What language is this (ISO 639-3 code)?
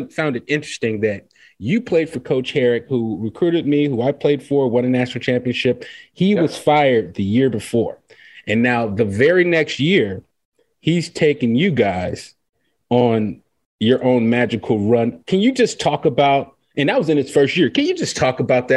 eng